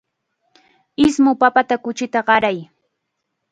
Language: Chiquián Ancash Quechua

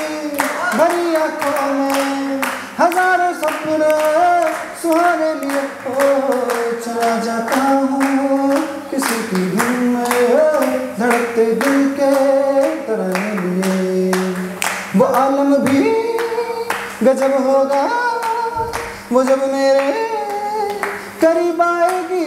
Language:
Turkish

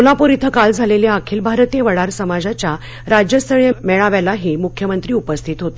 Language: Marathi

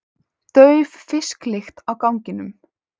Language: Icelandic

